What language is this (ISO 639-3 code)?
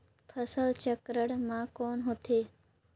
hne